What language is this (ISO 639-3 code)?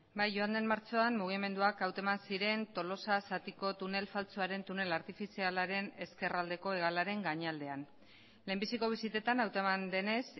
eus